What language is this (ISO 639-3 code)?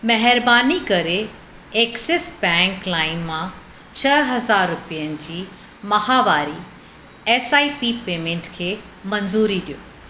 snd